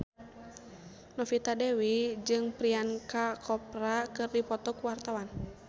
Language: Sundanese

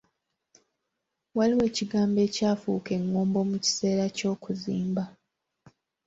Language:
Ganda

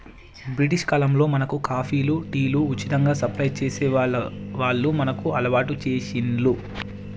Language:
Telugu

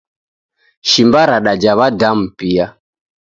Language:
Taita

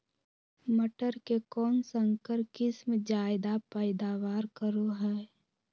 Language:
Magahi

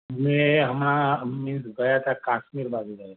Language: Gujarati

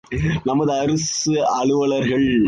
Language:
Tamil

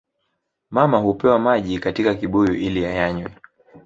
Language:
Swahili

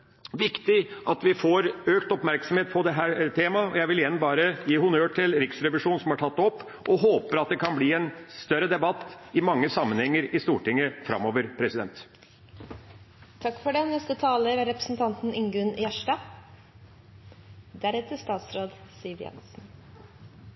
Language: Norwegian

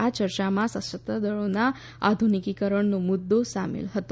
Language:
Gujarati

